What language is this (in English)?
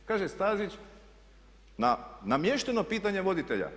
Croatian